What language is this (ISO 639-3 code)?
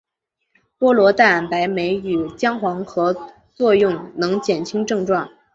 zho